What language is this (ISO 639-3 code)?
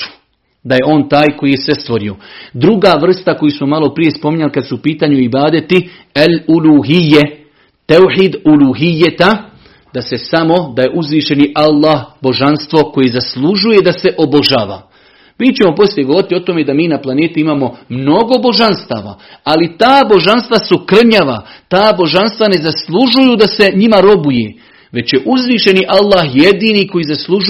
hrv